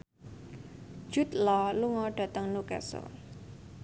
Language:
Javanese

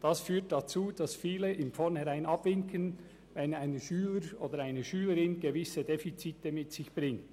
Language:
Swiss German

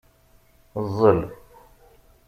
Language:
Kabyle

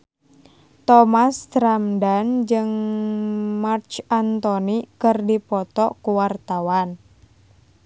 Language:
Sundanese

